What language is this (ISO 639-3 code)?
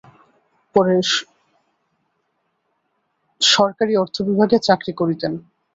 ben